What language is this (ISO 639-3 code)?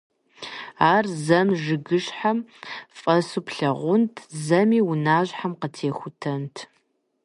kbd